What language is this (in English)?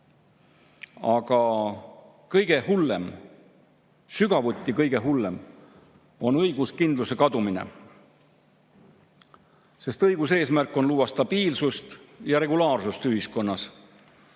Estonian